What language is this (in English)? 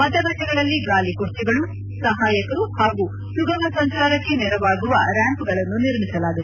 Kannada